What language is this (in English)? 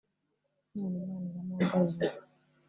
Kinyarwanda